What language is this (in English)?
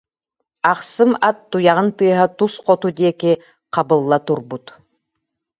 Yakut